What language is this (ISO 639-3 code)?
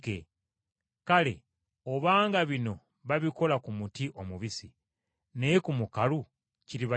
lug